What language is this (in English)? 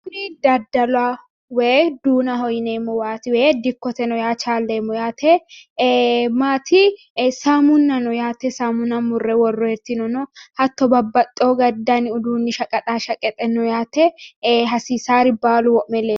Sidamo